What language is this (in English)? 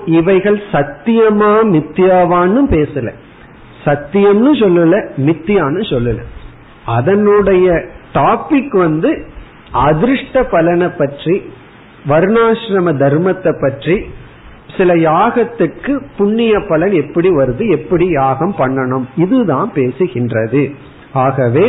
Tamil